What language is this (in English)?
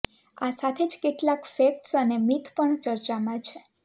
Gujarati